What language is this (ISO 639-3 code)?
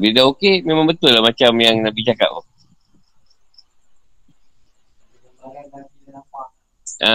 msa